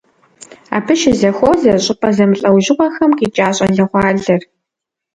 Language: Kabardian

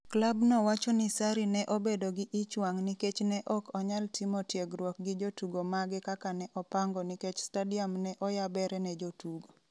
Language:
Luo (Kenya and Tanzania)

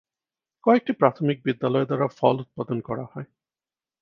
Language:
Bangla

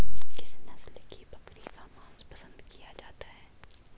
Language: Hindi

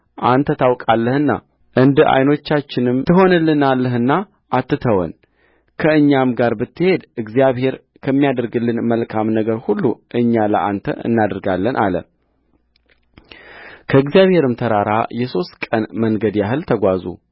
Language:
Amharic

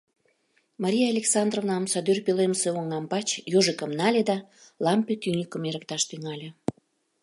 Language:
Mari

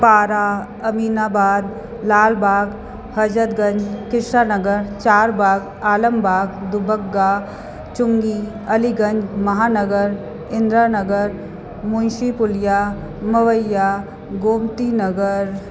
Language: Sindhi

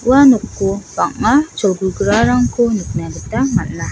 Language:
Garo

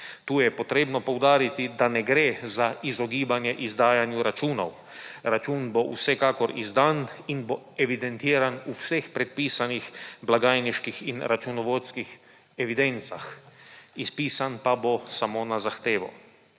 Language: Slovenian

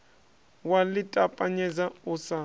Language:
Venda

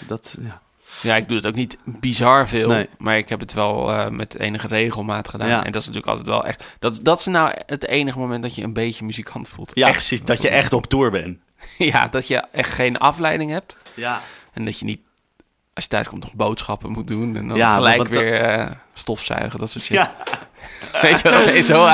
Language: Dutch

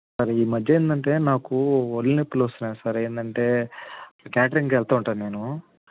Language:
Telugu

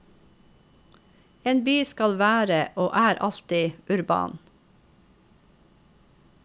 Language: Norwegian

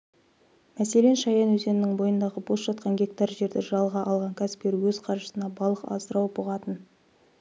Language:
Kazakh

